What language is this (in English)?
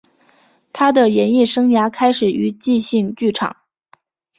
Chinese